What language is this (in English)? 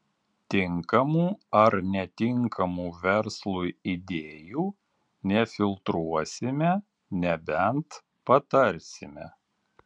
Lithuanian